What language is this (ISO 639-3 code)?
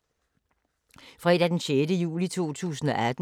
dan